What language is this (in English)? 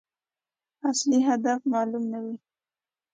Pashto